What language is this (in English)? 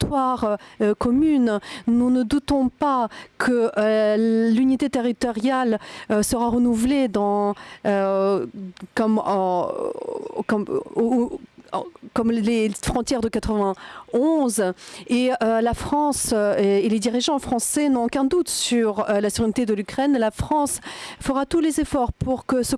French